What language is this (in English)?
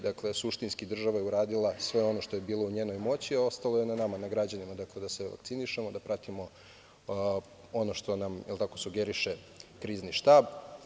Serbian